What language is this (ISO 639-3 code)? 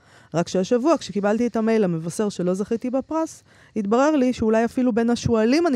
heb